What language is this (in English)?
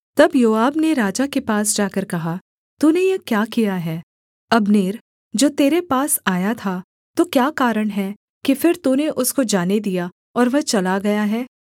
Hindi